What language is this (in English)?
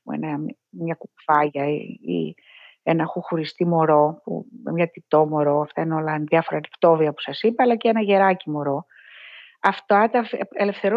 Greek